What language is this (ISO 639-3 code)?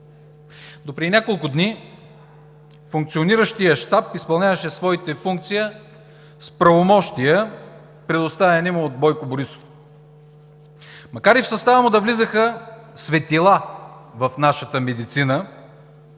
bul